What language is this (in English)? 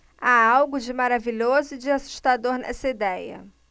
Portuguese